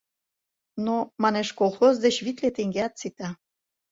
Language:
Mari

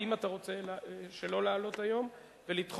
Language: Hebrew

